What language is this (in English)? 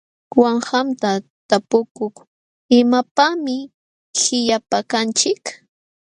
Jauja Wanca Quechua